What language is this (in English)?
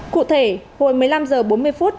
Vietnamese